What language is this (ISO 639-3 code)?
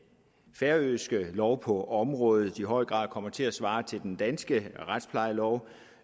dan